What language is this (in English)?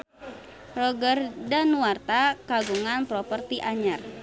Sundanese